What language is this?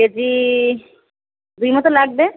Bangla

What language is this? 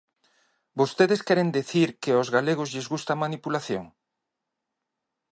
Galician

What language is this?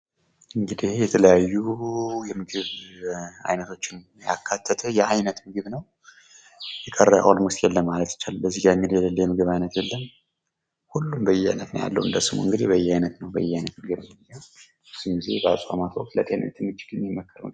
Amharic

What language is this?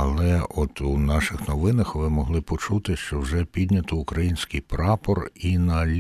Ukrainian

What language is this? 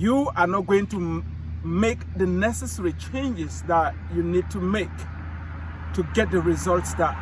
English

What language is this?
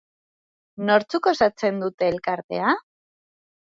Basque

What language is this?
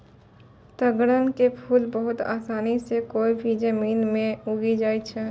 Maithili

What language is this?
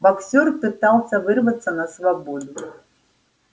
Russian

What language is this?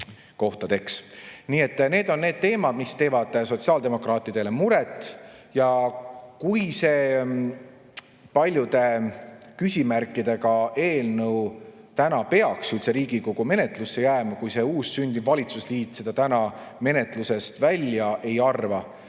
Estonian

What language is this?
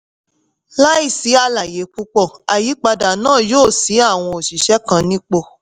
Yoruba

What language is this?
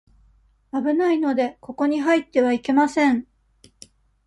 Japanese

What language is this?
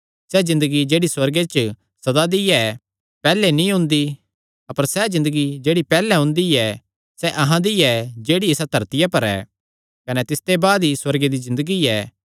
Kangri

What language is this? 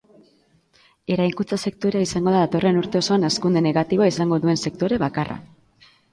Basque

